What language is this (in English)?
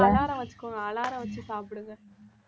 Tamil